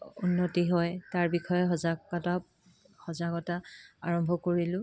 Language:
Assamese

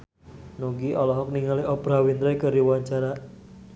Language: Sundanese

